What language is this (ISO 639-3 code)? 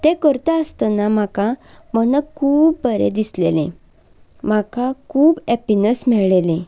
kok